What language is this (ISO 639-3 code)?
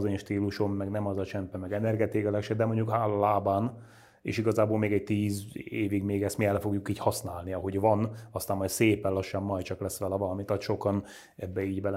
hun